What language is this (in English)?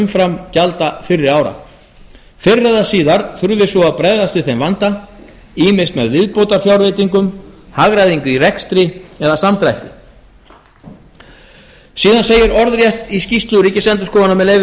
Icelandic